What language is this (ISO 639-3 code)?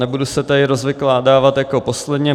ces